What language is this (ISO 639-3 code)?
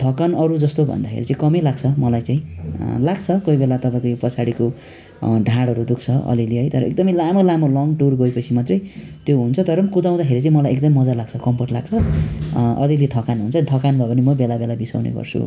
nep